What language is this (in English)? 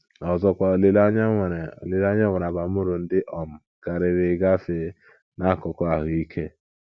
Igbo